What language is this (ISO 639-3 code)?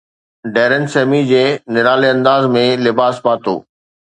snd